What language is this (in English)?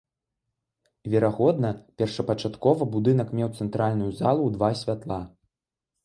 Belarusian